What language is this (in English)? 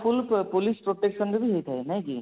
Odia